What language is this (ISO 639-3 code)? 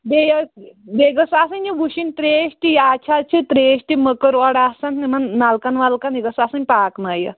kas